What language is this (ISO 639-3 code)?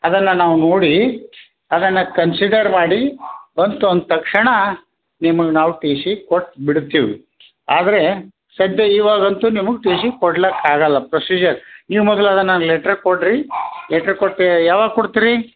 kan